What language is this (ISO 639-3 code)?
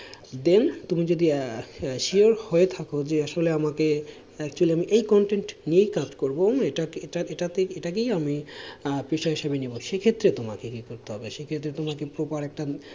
ben